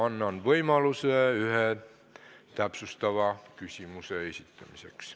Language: Estonian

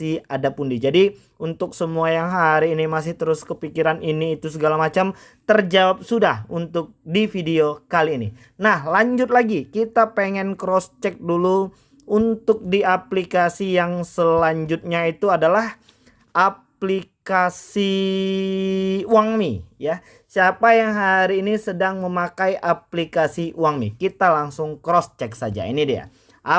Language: Indonesian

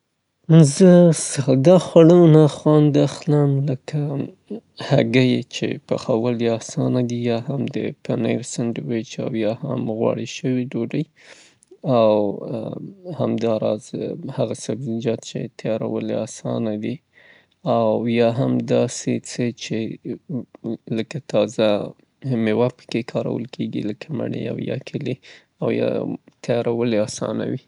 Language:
Southern Pashto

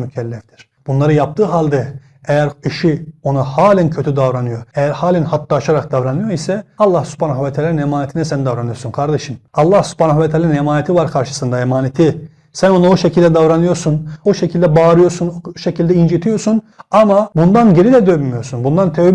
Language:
Turkish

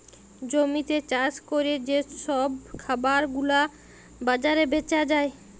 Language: Bangla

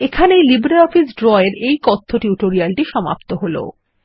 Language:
Bangla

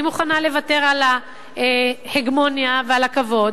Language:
Hebrew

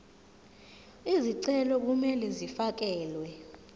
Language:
Zulu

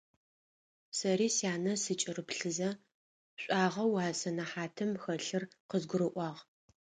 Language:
Adyghe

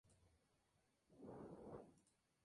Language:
Spanish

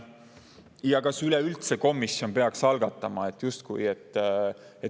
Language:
Estonian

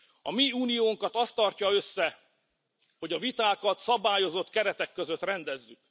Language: Hungarian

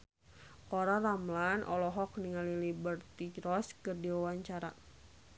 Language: Sundanese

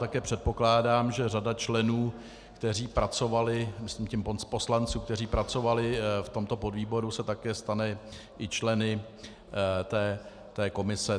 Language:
Czech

